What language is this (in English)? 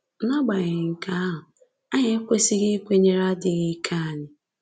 Igbo